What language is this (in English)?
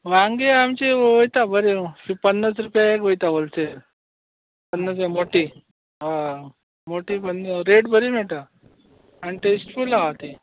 Konkani